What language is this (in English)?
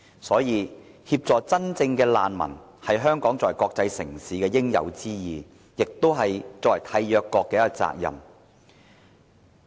Cantonese